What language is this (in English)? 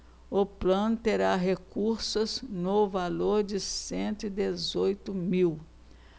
Portuguese